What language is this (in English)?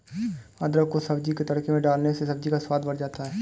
Hindi